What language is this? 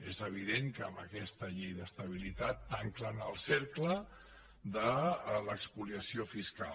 Catalan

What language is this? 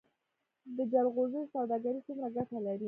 Pashto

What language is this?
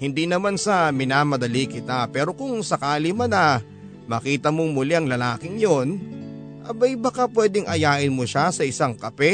Filipino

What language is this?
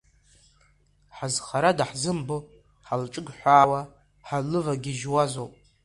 Abkhazian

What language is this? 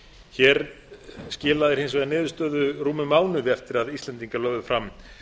Icelandic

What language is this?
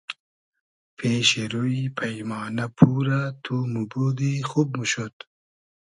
Hazaragi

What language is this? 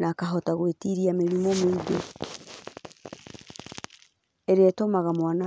Kikuyu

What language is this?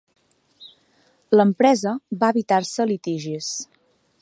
Catalan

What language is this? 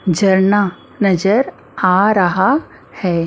Hindi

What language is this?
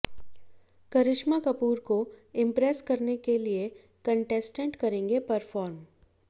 Hindi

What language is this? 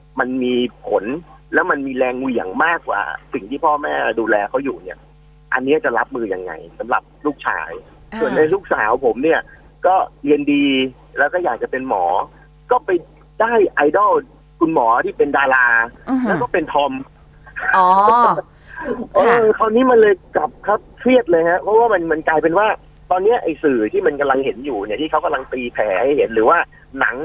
Thai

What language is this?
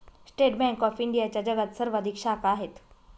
Marathi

